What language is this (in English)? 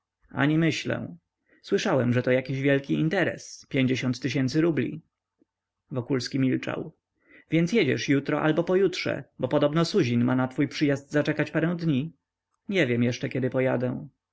Polish